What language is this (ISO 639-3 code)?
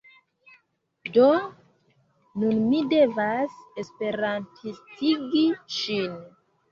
epo